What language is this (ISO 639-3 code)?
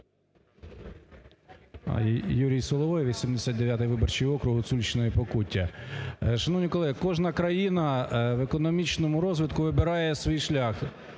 ukr